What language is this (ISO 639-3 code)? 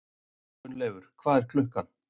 isl